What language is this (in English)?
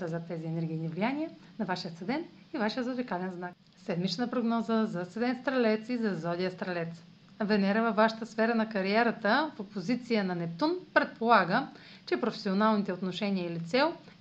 Bulgarian